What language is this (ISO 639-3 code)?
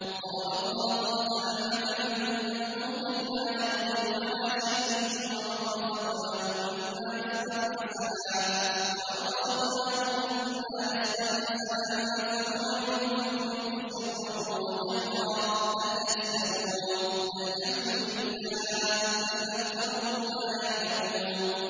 ara